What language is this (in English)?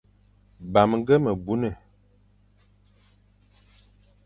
Fang